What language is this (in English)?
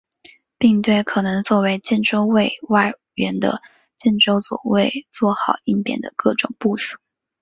Chinese